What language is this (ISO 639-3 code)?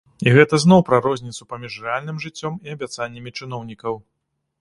bel